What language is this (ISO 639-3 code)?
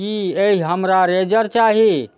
mai